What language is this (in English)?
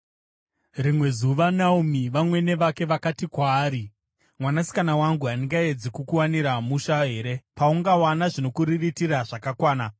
Shona